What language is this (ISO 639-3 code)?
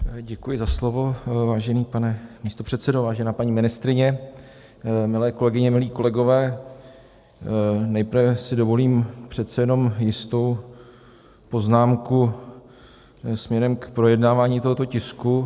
ces